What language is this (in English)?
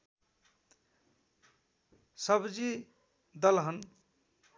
Nepali